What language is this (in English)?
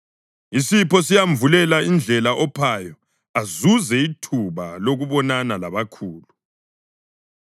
North Ndebele